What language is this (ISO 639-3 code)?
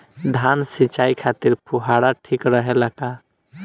bho